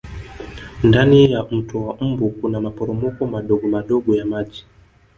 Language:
Swahili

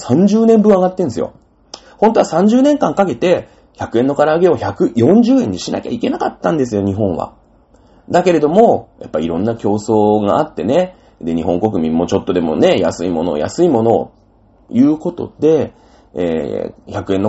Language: Japanese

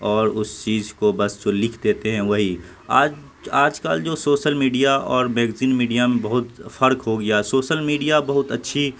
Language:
Urdu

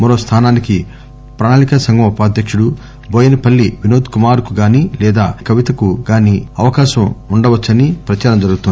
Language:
Telugu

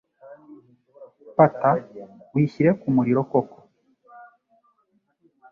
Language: Kinyarwanda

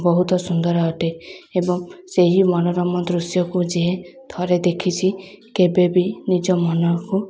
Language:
Odia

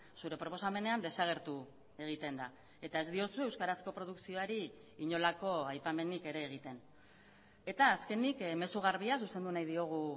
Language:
Basque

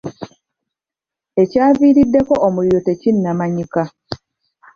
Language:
Ganda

